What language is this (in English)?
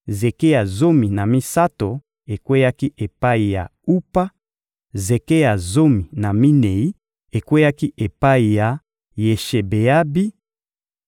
Lingala